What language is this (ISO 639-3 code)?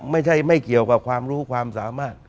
tha